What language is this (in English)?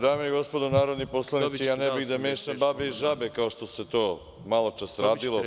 Serbian